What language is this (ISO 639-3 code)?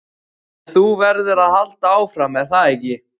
isl